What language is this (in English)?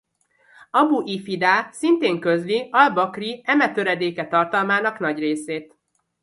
Hungarian